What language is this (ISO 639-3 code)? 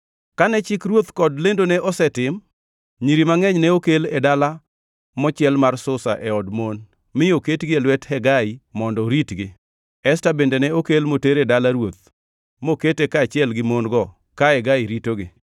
luo